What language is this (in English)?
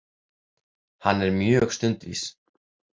Icelandic